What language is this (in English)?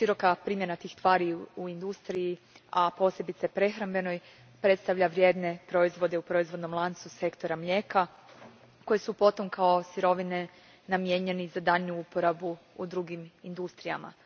Croatian